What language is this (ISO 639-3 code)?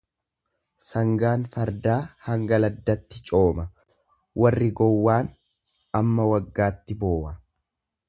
orm